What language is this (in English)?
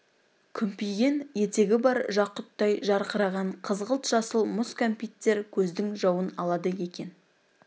Kazakh